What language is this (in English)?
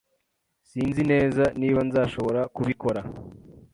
Kinyarwanda